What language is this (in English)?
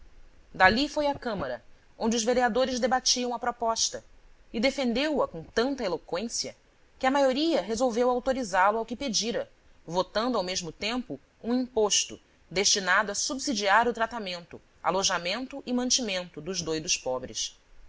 Portuguese